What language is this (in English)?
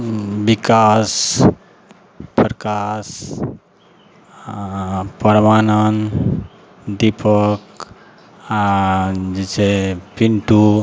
Maithili